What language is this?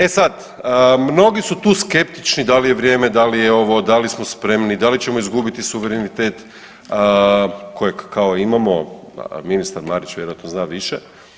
Croatian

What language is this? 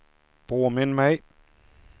Swedish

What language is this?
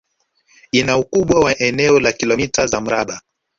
Swahili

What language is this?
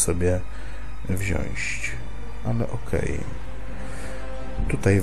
Polish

